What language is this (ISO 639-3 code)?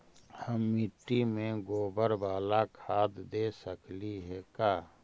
mag